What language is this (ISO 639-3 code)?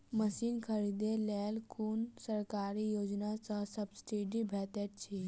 mai